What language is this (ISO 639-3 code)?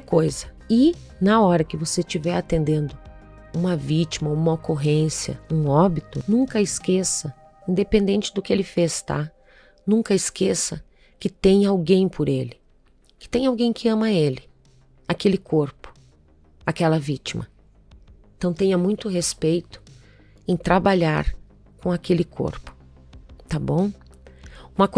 por